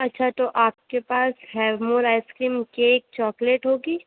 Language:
Urdu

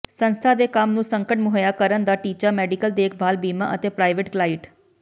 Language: Punjabi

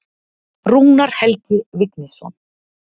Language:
Icelandic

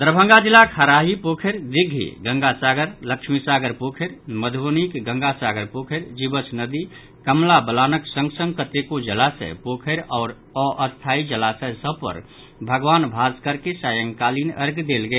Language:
Maithili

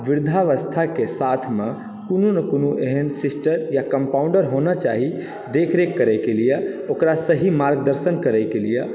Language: Maithili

